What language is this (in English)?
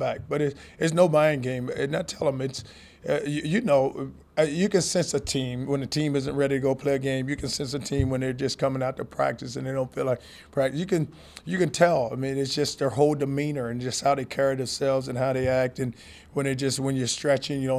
English